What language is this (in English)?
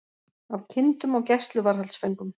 Icelandic